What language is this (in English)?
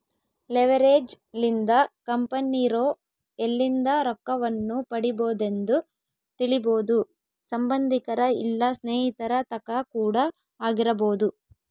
Kannada